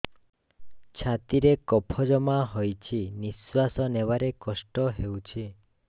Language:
Odia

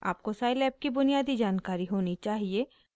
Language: Hindi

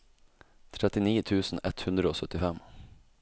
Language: Norwegian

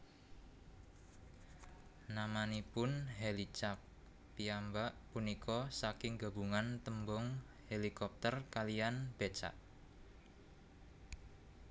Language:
Javanese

